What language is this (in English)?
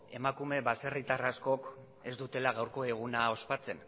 Basque